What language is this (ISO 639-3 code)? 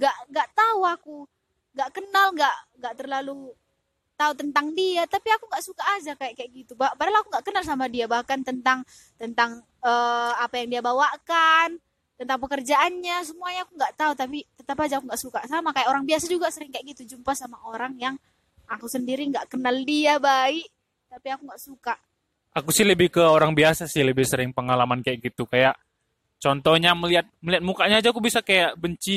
ind